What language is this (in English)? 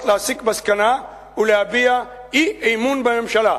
Hebrew